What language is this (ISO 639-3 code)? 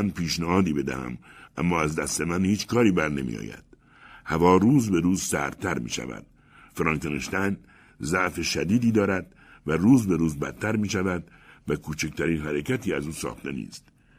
fas